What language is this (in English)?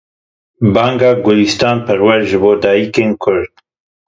Kurdish